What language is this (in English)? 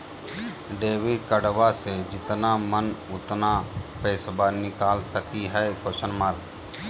Magahi